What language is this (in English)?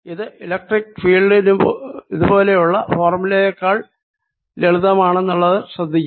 Malayalam